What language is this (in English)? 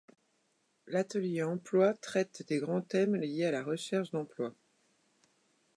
French